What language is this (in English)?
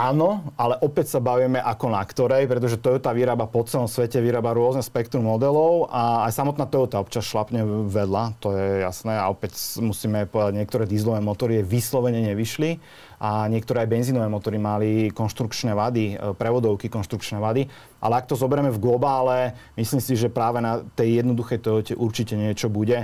Slovak